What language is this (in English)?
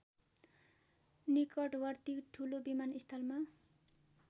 Nepali